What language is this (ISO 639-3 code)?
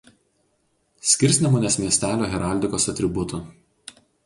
lit